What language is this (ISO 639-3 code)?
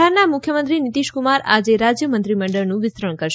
guj